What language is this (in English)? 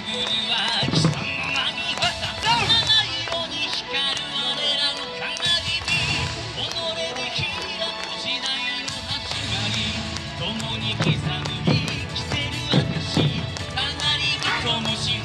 Japanese